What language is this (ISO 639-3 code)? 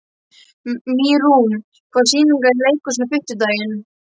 isl